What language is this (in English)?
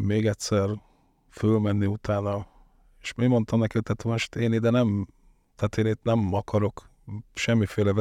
Hungarian